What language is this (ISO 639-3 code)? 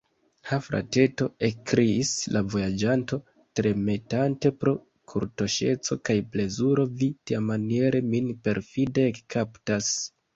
epo